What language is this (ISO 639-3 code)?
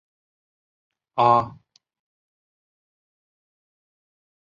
zho